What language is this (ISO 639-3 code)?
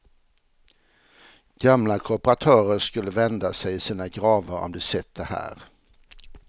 swe